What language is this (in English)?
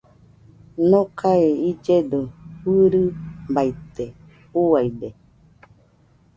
Nüpode Huitoto